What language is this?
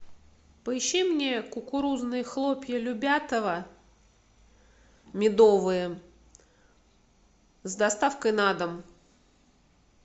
Russian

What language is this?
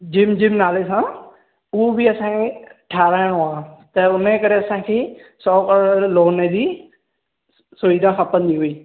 Sindhi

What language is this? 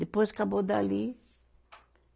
Portuguese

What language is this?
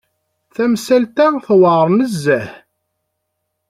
Kabyle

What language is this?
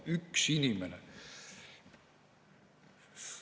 Estonian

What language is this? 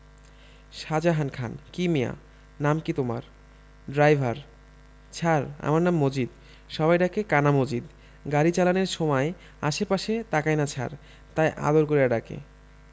Bangla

